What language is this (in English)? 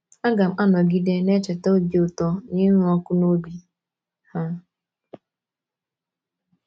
Igbo